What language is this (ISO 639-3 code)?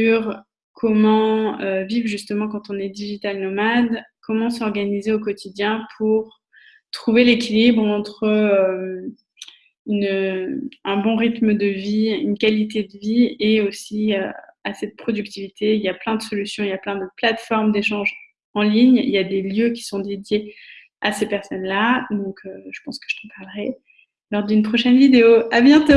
fra